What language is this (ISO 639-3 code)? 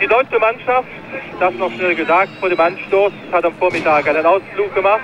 por